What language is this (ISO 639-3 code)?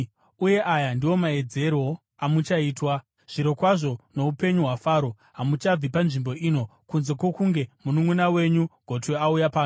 sna